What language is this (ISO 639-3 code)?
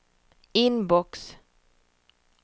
swe